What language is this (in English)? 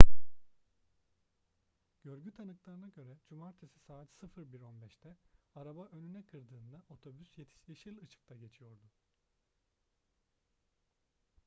Turkish